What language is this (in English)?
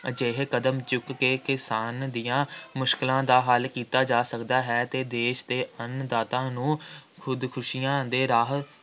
Punjabi